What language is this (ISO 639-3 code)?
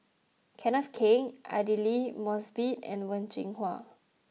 eng